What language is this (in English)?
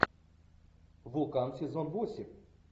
Russian